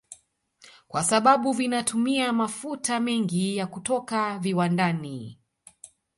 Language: Swahili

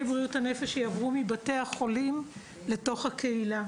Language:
Hebrew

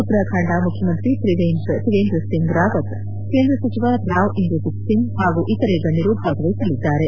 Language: Kannada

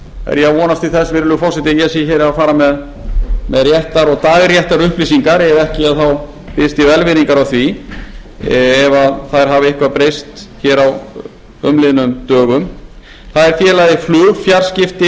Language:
Icelandic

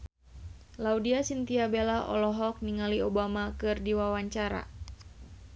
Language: Sundanese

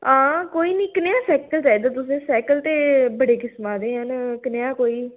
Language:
Dogri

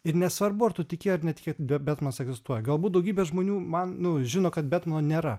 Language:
Lithuanian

